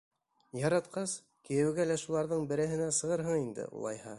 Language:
Bashkir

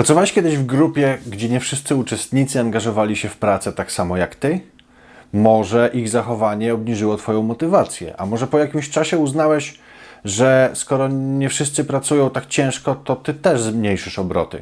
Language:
Polish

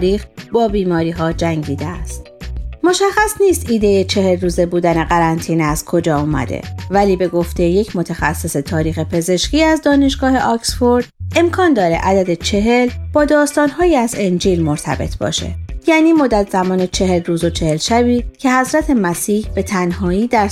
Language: Persian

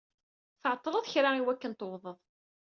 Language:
Kabyle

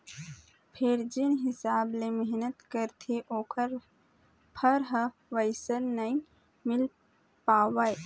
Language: Chhattisgarhi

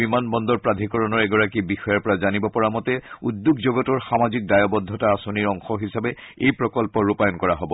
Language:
Assamese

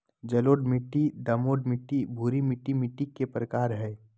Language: Magahi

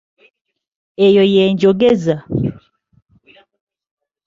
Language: Ganda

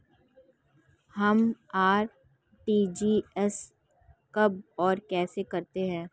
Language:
Hindi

